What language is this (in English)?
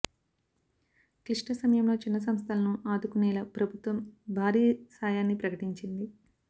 Telugu